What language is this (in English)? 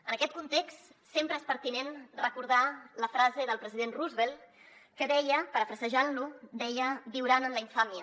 Catalan